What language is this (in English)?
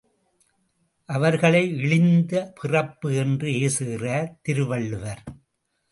Tamil